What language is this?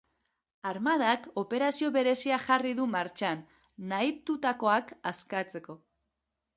Basque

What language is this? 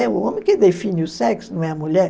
Portuguese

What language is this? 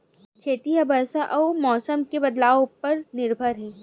Chhattisgarhi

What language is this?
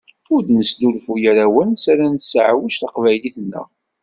Kabyle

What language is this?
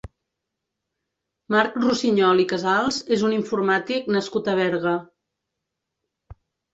Catalan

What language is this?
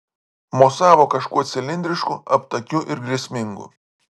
Lithuanian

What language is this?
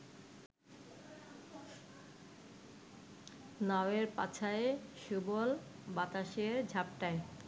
Bangla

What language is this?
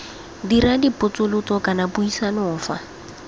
Tswana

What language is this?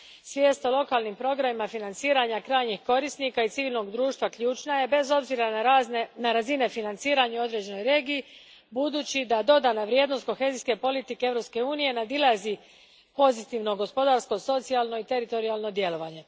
Croatian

